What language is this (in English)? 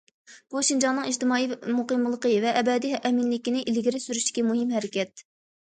Uyghur